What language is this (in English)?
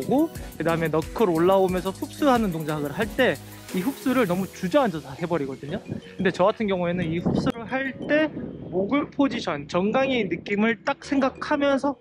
Korean